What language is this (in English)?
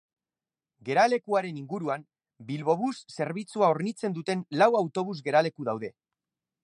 Basque